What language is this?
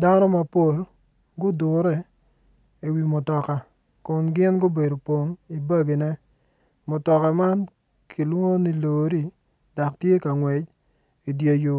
Acoli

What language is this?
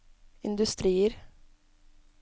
Norwegian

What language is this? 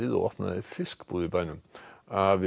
Icelandic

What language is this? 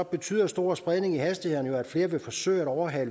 Danish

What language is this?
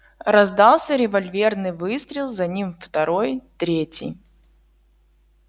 Russian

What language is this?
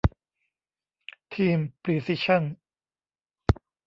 Thai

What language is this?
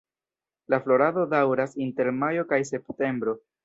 Esperanto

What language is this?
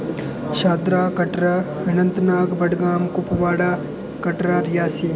Dogri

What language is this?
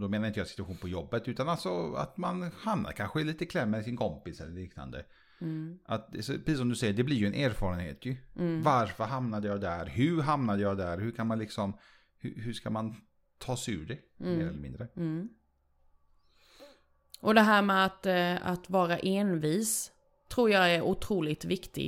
Swedish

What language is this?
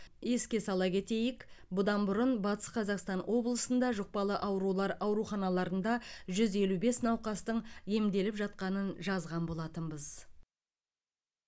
Kazakh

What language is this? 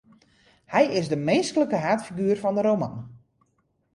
Western Frisian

